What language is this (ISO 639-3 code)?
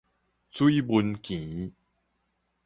nan